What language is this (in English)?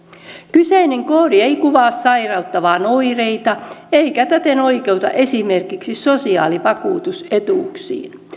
Finnish